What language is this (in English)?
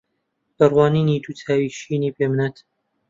Central Kurdish